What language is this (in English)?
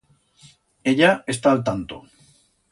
Aragonese